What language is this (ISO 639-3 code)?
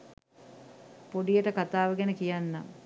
sin